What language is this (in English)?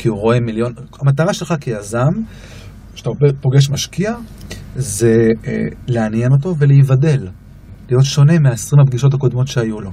Hebrew